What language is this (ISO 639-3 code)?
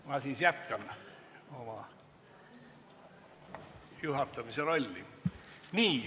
est